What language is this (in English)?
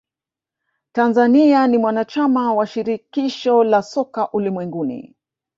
Swahili